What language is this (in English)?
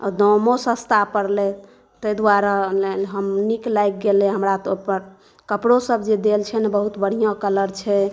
Maithili